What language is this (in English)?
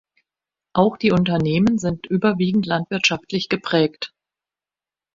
German